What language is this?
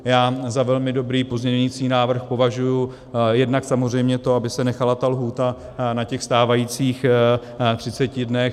Czech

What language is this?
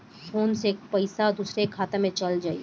Bhojpuri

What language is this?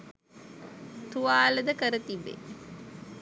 Sinhala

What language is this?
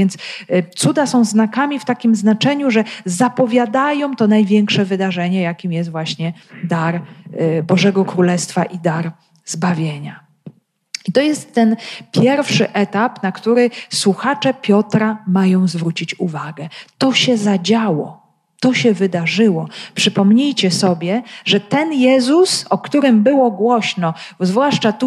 Polish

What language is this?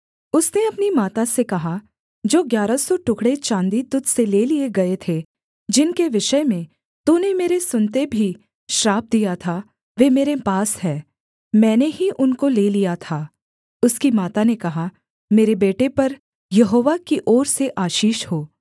Hindi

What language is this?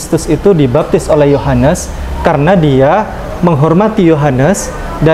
Indonesian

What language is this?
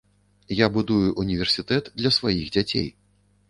Belarusian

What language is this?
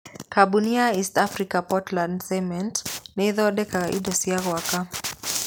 Kikuyu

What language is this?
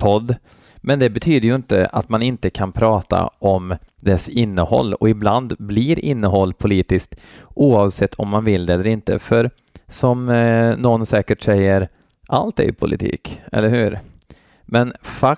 Swedish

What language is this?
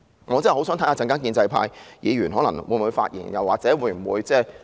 Cantonese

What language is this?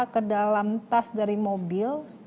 Indonesian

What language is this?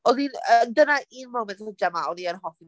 Welsh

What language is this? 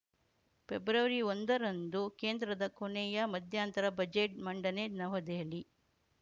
Kannada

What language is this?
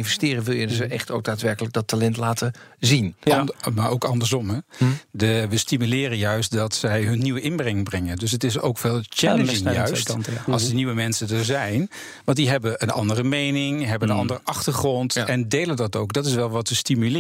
Dutch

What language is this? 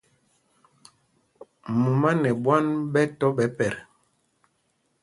Mpumpong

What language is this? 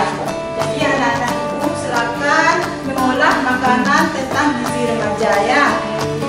Indonesian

